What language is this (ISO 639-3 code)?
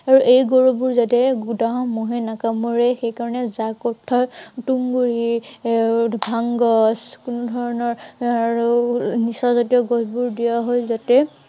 asm